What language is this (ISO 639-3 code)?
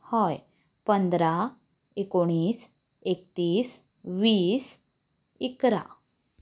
kok